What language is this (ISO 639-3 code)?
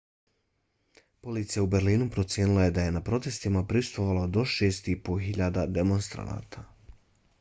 bos